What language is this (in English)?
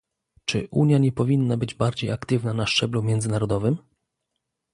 Polish